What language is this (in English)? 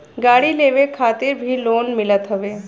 Bhojpuri